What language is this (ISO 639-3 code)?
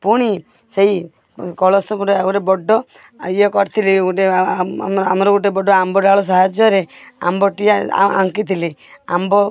ori